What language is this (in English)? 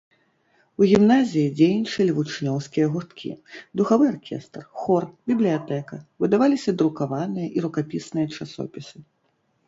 Belarusian